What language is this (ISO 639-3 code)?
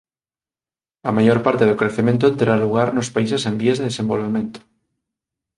glg